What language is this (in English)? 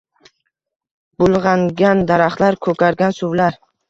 Uzbek